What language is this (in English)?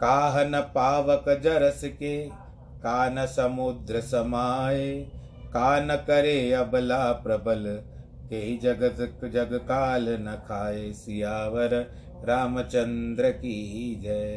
Hindi